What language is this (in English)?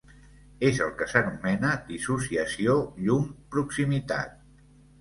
Catalan